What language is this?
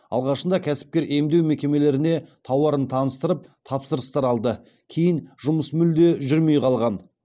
Kazakh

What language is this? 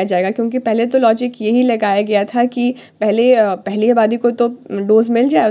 Hindi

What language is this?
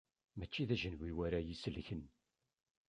Kabyle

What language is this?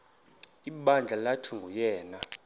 Xhosa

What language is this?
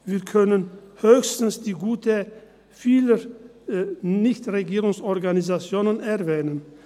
Swiss German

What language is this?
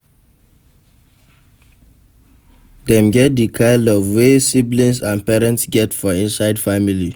Nigerian Pidgin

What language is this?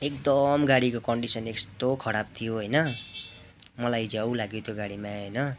Nepali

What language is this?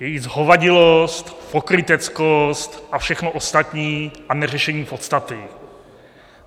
Czech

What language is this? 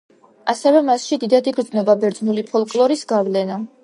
Georgian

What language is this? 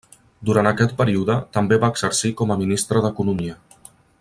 Catalan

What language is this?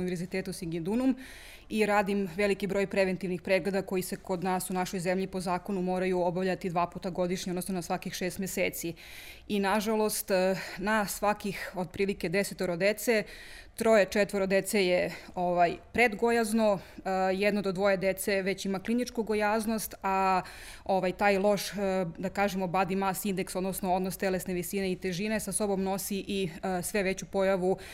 Croatian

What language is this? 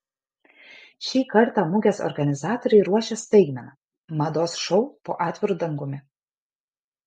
Lithuanian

